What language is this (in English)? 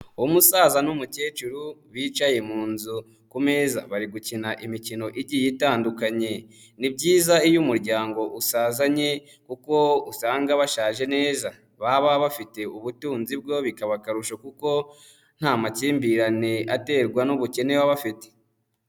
Kinyarwanda